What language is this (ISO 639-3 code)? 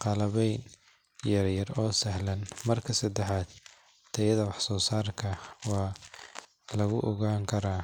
som